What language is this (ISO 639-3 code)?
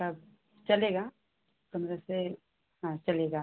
hin